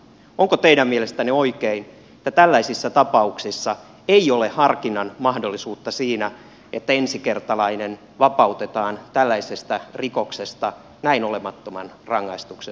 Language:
Finnish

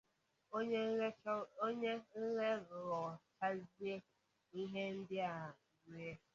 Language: Igbo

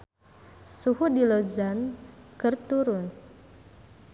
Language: Sundanese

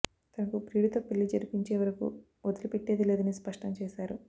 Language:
Telugu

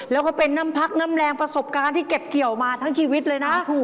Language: Thai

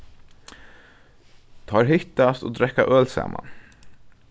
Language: Faroese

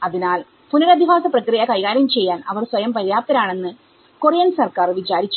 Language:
Malayalam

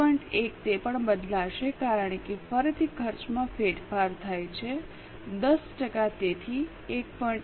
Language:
Gujarati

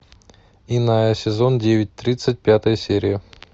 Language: Russian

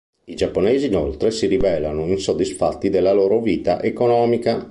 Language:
Italian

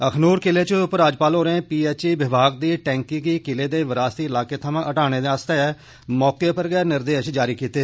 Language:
Dogri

